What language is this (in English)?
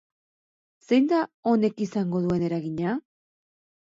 Basque